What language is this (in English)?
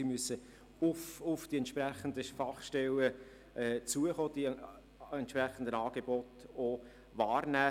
Swiss German